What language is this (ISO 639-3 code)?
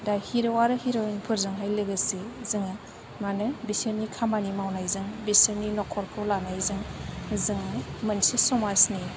brx